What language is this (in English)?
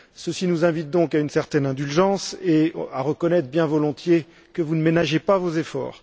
French